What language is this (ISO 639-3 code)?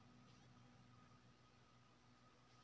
mai